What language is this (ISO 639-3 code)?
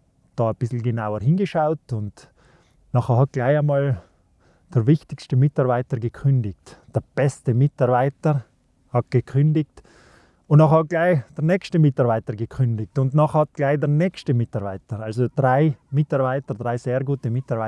deu